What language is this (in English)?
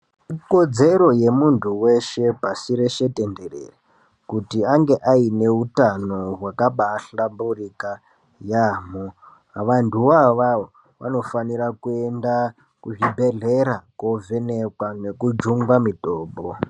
Ndau